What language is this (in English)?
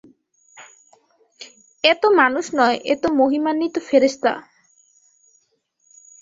Bangla